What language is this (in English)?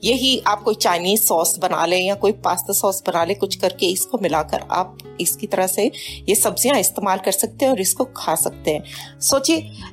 Hindi